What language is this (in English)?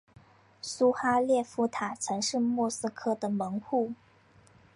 Chinese